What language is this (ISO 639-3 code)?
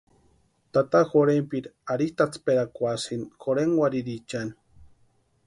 pua